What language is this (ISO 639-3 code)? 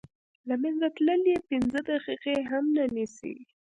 pus